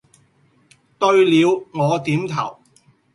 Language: Cantonese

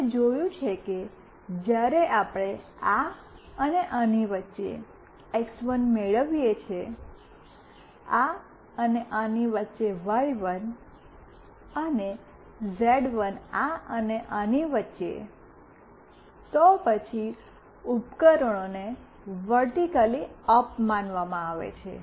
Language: Gujarati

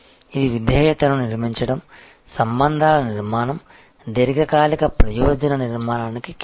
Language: Telugu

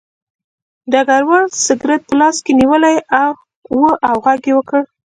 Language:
Pashto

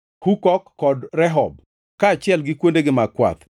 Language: Luo (Kenya and Tanzania)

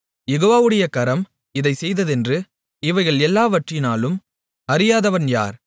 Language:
Tamil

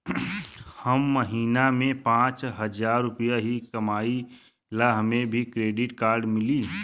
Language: Bhojpuri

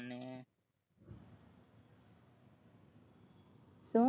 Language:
Gujarati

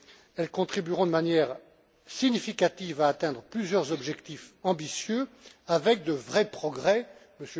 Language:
French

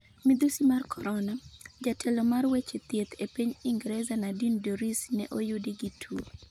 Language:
Luo (Kenya and Tanzania)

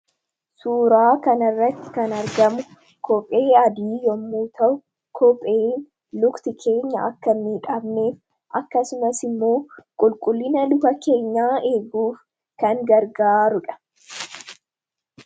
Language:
Oromo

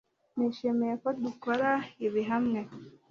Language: Kinyarwanda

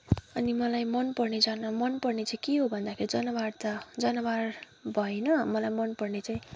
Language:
Nepali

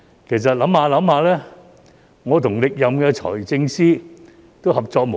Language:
Cantonese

